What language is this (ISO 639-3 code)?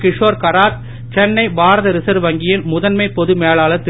tam